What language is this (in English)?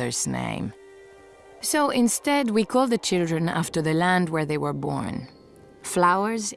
English